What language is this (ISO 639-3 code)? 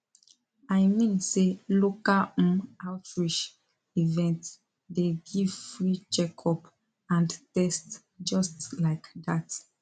pcm